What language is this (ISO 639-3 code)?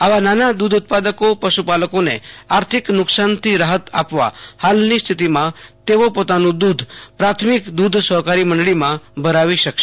guj